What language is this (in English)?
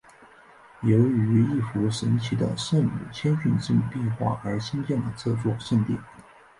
Chinese